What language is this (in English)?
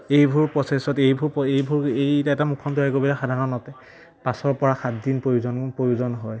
Assamese